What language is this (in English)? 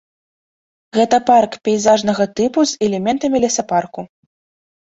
Belarusian